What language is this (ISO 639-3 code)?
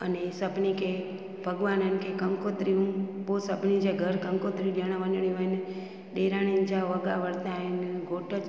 snd